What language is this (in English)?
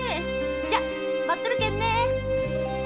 Japanese